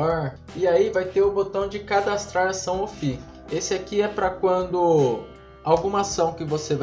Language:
Portuguese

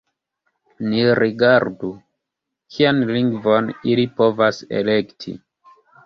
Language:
Esperanto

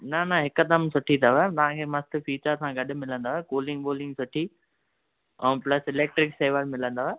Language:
Sindhi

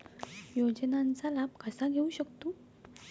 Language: Marathi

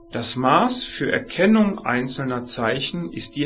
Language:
German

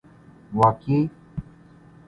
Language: Urdu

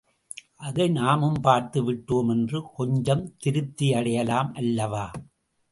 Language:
Tamil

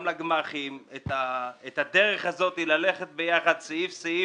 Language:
Hebrew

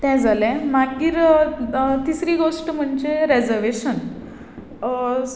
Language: Konkani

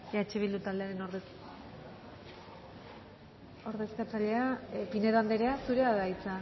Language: Basque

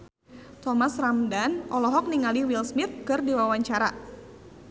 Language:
Sundanese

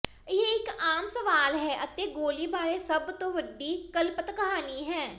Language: Punjabi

